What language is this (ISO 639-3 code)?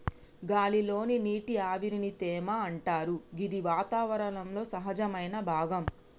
tel